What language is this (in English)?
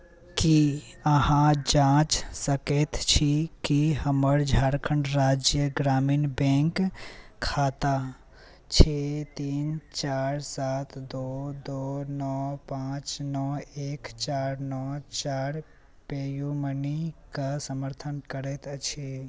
Maithili